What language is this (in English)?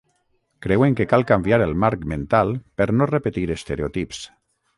Catalan